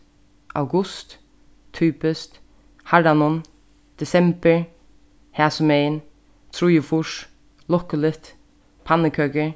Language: Faroese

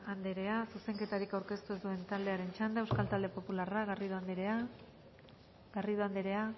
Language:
Basque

